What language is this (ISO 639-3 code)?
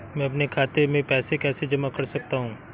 hin